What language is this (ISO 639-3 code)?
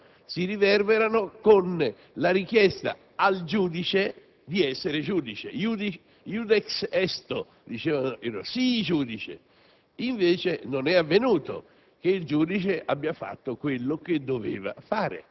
ita